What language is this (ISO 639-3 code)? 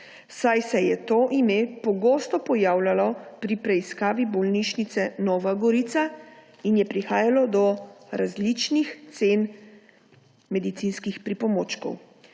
slv